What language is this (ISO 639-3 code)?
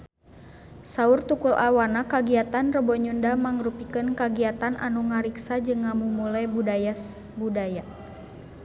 sun